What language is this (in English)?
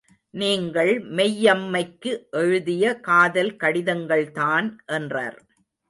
Tamil